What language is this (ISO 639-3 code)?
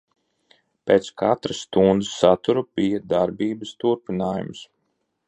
lav